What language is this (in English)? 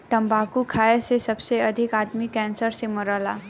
Bhojpuri